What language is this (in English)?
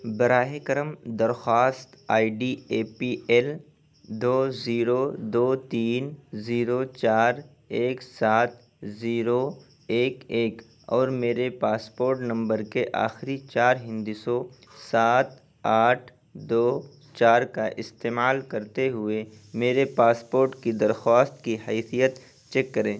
Urdu